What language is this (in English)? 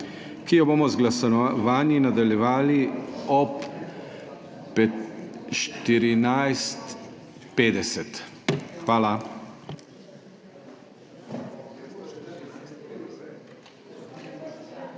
Slovenian